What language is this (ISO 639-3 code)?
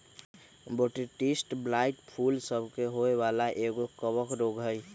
mag